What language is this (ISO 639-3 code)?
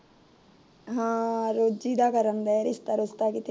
pan